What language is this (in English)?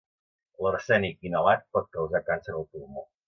Catalan